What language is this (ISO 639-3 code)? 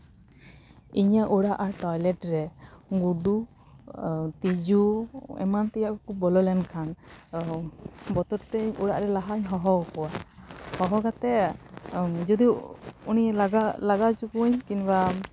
sat